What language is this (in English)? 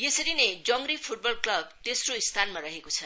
Nepali